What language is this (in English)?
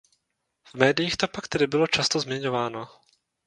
Czech